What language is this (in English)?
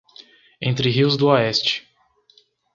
Portuguese